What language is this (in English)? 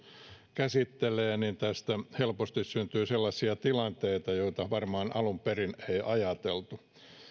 Finnish